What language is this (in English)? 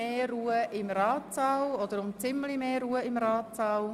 Swiss German